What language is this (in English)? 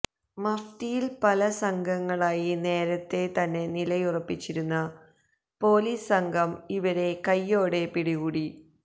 Malayalam